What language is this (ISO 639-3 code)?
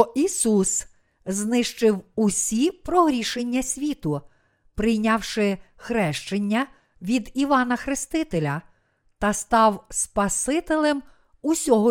ukr